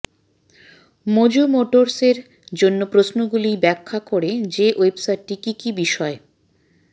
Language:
Bangla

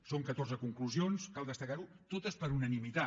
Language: Catalan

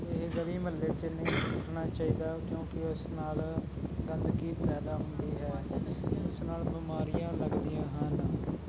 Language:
Punjabi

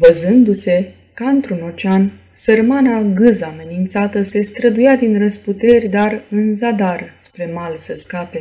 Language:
Romanian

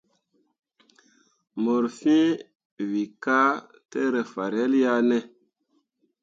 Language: Mundang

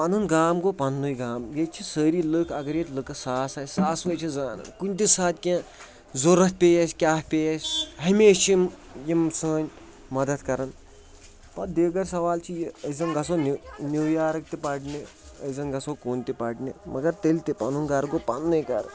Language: Kashmiri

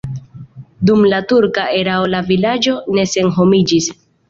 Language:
Esperanto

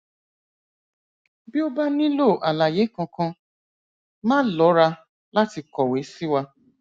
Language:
Yoruba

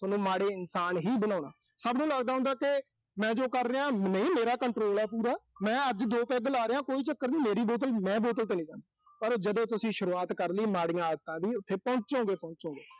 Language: Punjabi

